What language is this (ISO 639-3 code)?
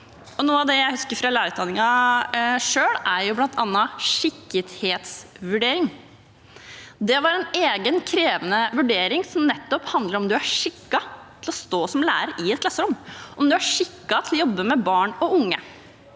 nor